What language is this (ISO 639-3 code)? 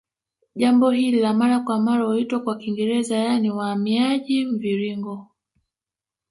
swa